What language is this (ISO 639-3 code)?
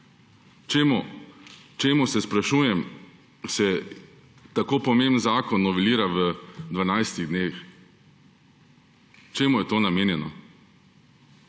slv